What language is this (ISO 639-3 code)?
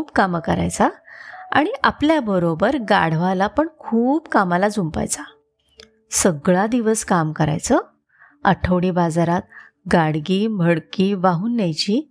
mar